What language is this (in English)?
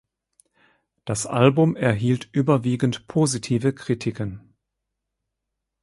German